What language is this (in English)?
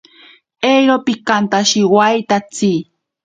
Ashéninka Perené